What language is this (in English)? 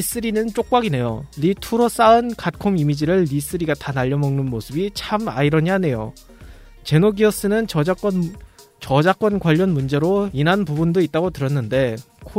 Korean